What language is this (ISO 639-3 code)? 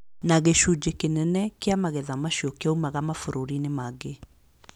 kik